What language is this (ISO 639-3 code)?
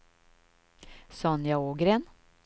swe